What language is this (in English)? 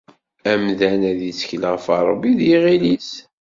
Kabyle